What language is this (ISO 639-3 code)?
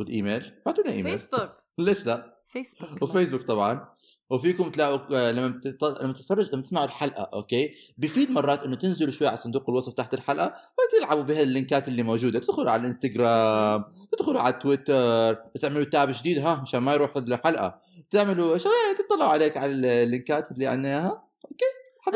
ara